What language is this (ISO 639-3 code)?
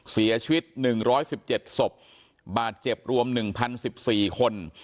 tha